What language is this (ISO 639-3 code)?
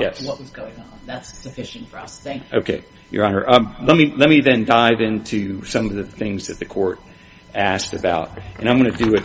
eng